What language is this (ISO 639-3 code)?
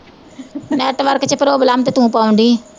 pan